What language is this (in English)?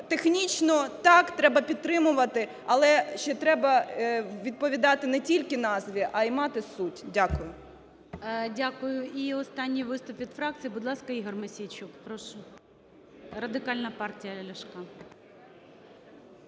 Ukrainian